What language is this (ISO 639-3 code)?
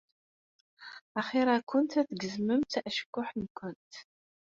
kab